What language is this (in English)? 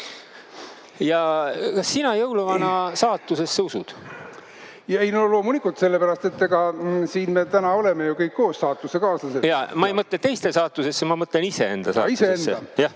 Estonian